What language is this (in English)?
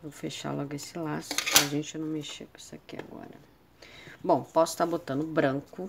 Portuguese